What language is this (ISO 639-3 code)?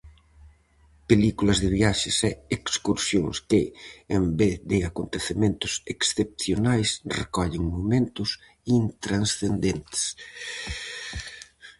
glg